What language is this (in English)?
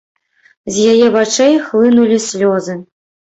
Belarusian